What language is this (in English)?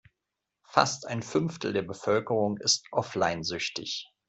German